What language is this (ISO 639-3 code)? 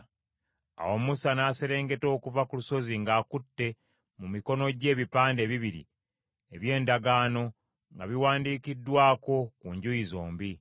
lug